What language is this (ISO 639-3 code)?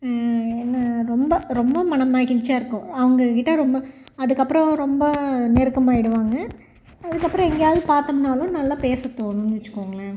tam